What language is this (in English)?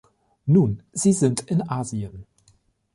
German